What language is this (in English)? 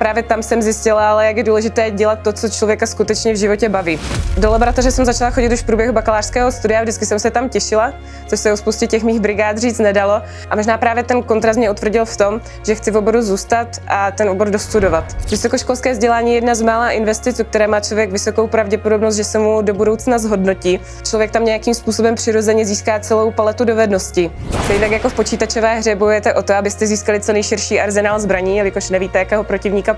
Czech